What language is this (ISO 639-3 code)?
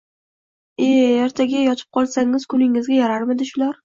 uzb